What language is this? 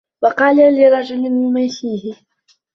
Arabic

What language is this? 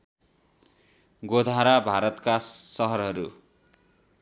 Nepali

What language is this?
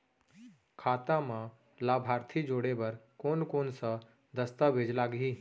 Chhattisgarhi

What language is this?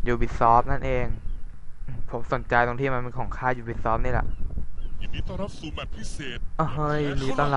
Thai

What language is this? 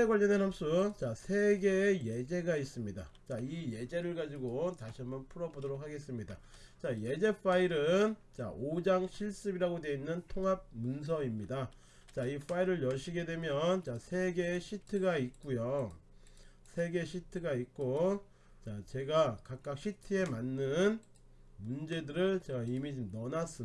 Korean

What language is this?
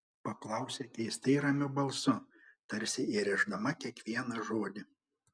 Lithuanian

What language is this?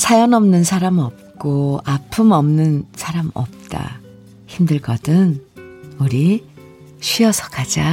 Korean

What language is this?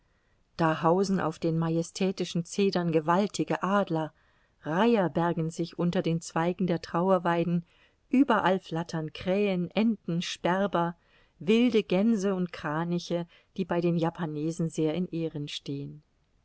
German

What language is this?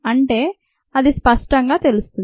Telugu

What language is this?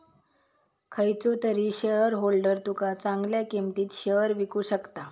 Marathi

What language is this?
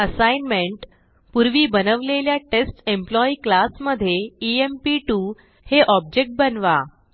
Marathi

